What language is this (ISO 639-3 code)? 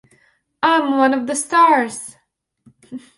eng